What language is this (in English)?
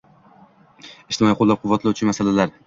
Uzbek